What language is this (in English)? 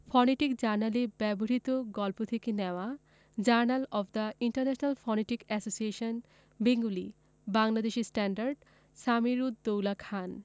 Bangla